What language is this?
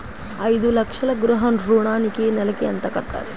Telugu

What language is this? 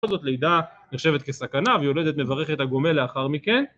Hebrew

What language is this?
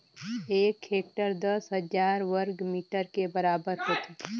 Chhattisgarhi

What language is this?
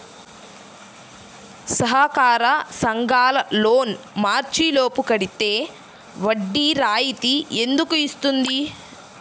Telugu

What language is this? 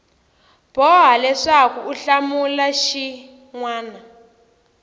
Tsonga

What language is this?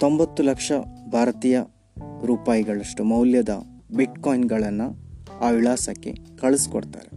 Kannada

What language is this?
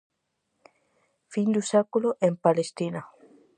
Galician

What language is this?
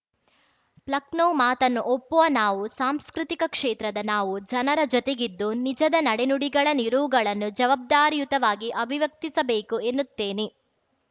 Kannada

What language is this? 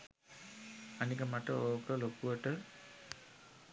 Sinhala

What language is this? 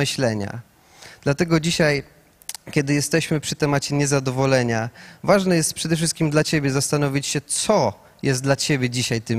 Polish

